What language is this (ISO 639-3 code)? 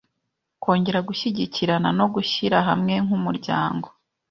kin